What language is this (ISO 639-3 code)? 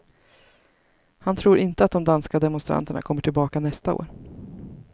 swe